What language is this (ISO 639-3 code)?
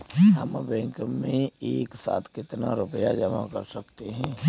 hin